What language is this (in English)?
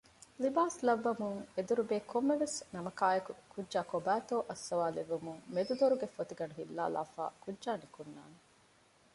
Divehi